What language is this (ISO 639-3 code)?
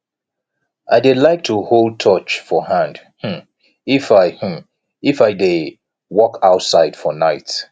pcm